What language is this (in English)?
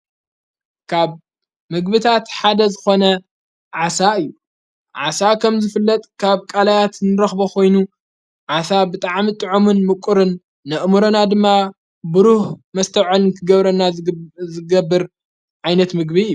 Tigrinya